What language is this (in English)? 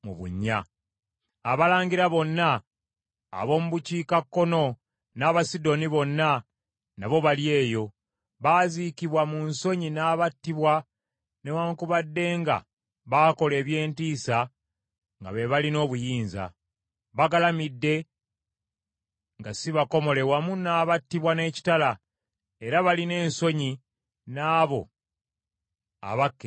Ganda